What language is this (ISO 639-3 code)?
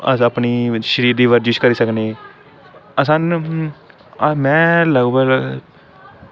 doi